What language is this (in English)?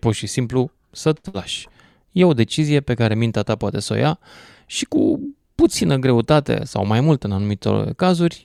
Romanian